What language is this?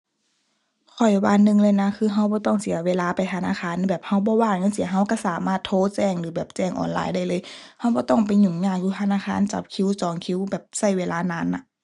Thai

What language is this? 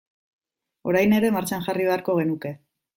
Basque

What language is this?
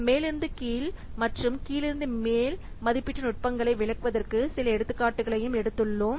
Tamil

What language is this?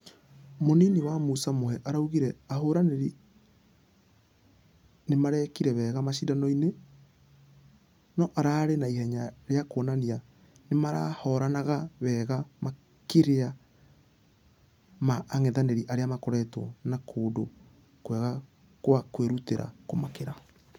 Kikuyu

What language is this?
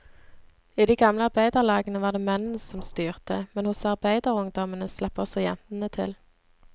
Norwegian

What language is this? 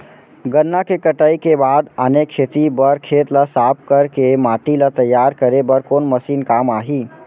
Chhattisgarhi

